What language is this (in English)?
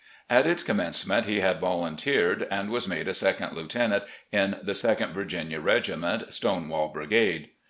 English